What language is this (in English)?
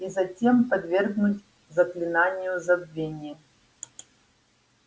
Russian